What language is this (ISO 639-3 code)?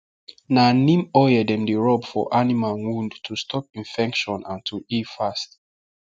pcm